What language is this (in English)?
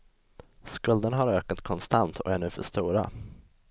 Swedish